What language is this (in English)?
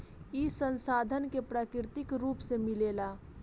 Bhojpuri